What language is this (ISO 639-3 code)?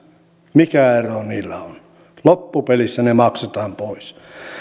fin